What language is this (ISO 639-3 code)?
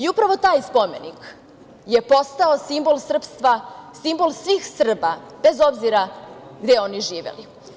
srp